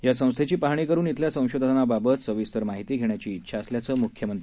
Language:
Marathi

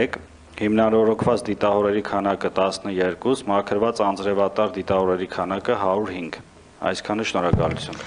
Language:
Romanian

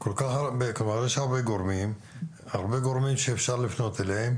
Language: Hebrew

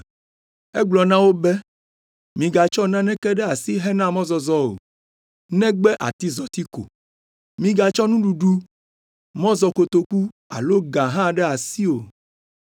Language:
Ewe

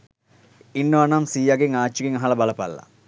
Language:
Sinhala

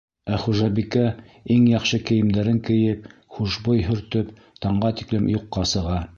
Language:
Bashkir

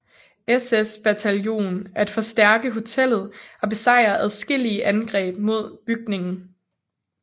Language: Danish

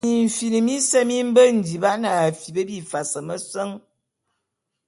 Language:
Bulu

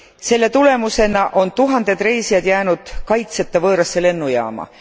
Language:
Estonian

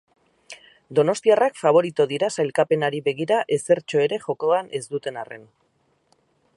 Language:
Basque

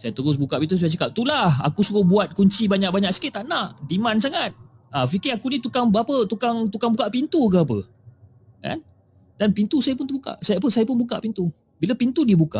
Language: Malay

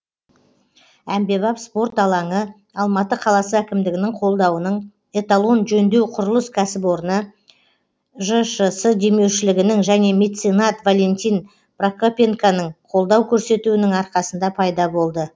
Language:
Kazakh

